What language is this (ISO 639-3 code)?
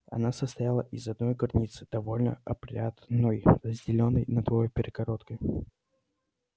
rus